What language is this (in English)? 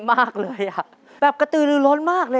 Thai